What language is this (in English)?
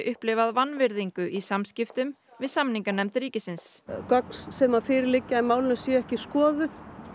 Icelandic